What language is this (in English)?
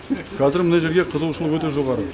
Kazakh